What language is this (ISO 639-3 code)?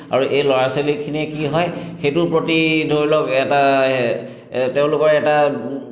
asm